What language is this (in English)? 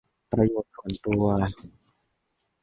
Thai